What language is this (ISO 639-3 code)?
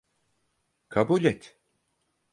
tur